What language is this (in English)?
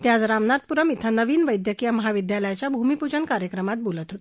Marathi